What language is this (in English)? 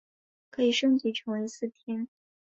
Chinese